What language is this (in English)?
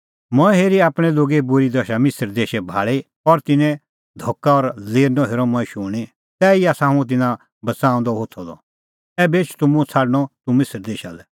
Kullu Pahari